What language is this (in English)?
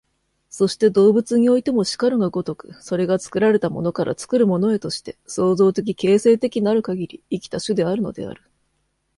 Japanese